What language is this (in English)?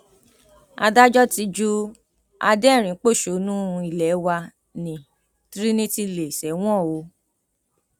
Yoruba